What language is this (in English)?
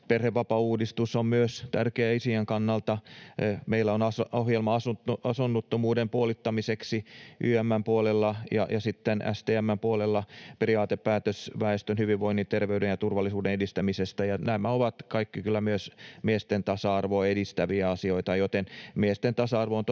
Finnish